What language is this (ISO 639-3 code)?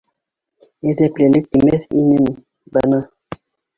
bak